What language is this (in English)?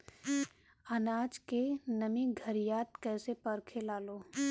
Bhojpuri